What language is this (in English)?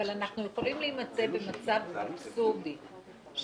Hebrew